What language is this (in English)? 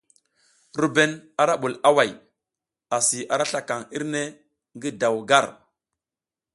South Giziga